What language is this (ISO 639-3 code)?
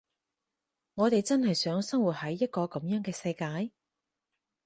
yue